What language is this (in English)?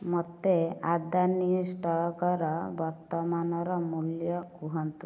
Odia